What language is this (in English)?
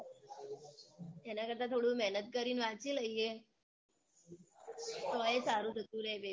Gujarati